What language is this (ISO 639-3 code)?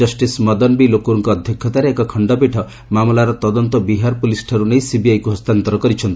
ori